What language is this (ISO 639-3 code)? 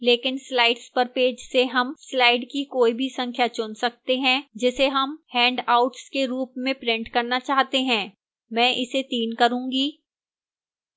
hin